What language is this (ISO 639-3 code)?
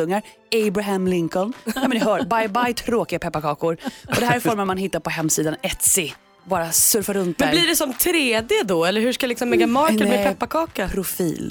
swe